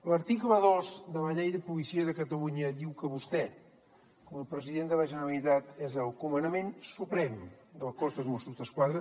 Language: Catalan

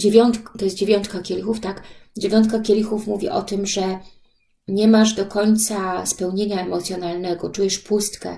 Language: Polish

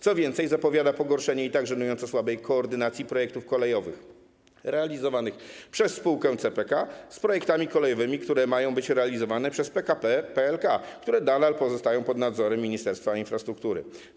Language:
Polish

